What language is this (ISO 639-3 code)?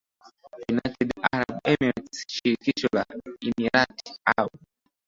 swa